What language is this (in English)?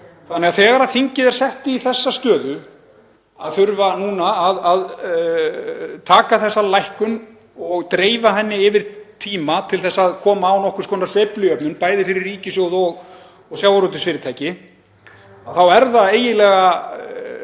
Icelandic